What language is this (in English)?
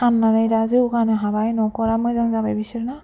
Bodo